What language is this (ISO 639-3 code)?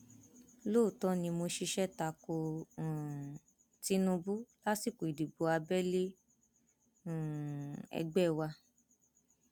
yor